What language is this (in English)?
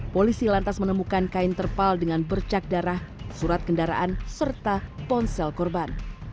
Indonesian